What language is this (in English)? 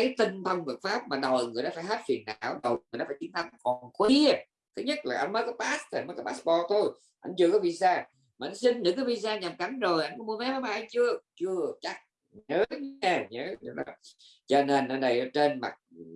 Vietnamese